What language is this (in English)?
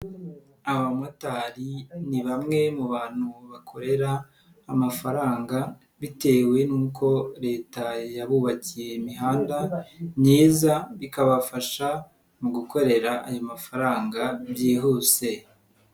Kinyarwanda